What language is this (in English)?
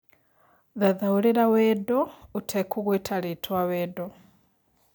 Kikuyu